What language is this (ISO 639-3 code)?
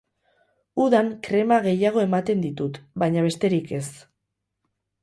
eus